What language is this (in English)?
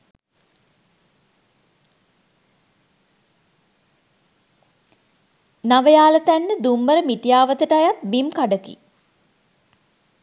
Sinhala